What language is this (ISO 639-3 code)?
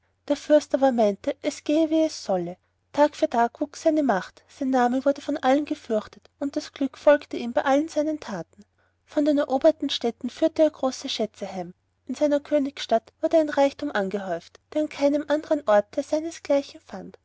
deu